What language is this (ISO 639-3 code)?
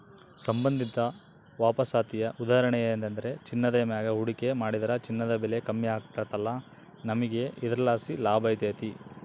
kan